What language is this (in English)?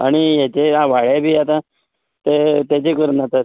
Konkani